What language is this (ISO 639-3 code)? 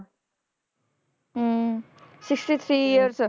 pan